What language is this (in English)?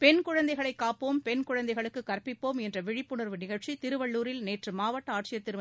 Tamil